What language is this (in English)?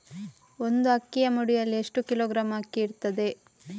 Kannada